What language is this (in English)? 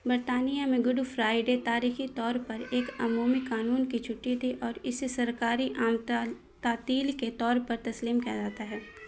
Urdu